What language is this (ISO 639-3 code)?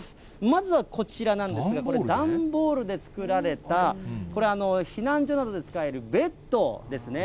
jpn